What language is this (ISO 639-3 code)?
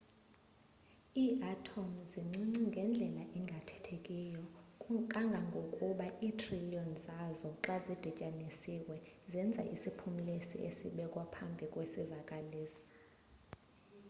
xho